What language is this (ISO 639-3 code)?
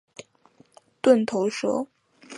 zho